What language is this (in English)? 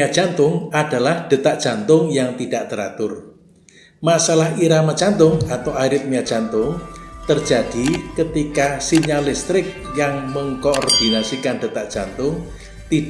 Indonesian